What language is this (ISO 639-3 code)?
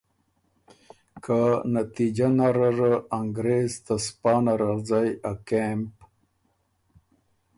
oru